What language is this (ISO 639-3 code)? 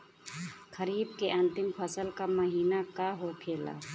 bho